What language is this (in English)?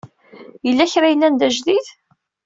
Kabyle